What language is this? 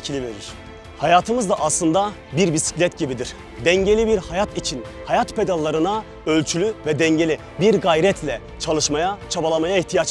Turkish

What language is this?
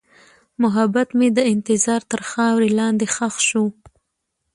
Pashto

